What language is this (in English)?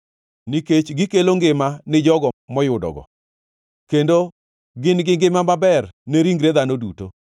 Luo (Kenya and Tanzania)